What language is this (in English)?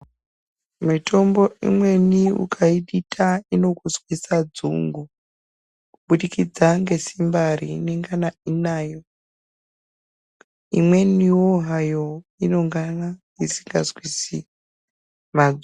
Ndau